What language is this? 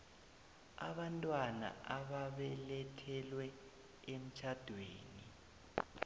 South Ndebele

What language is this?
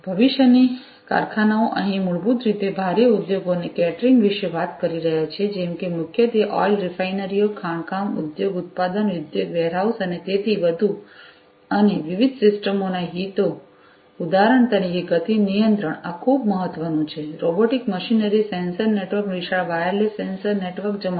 Gujarati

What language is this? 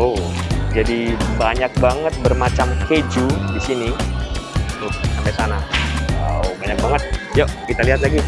Indonesian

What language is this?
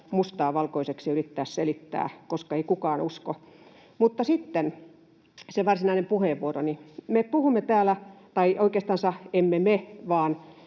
Finnish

